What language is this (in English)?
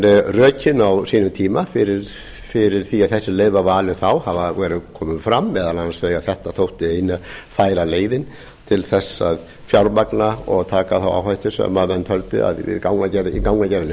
Icelandic